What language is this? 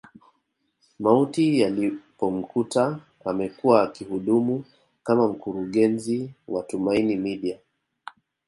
Swahili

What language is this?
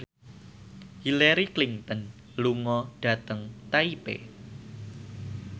Javanese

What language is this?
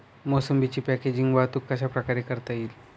Marathi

